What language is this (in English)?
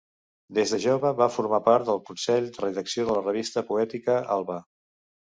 Catalan